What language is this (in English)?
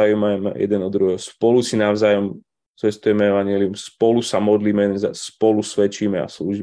Slovak